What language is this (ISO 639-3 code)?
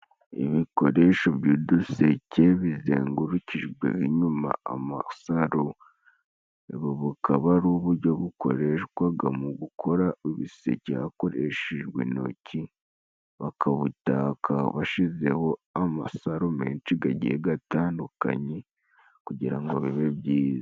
kin